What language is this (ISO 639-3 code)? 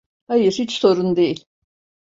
tur